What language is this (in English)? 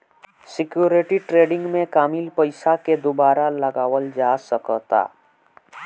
Bhojpuri